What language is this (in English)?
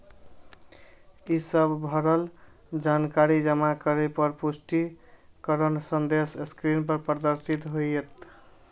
Maithili